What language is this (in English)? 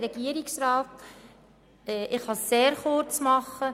Swiss German